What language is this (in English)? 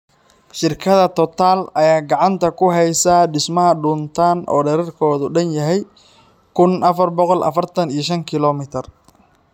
Somali